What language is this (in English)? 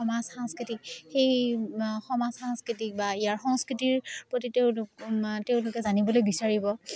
Assamese